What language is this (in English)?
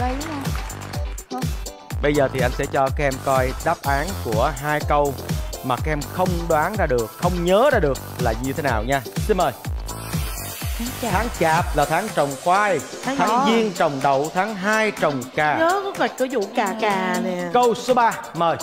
Vietnamese